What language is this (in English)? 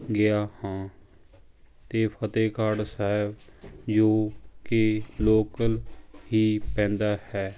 Punjabi